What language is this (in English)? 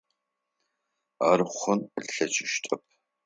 Adyghe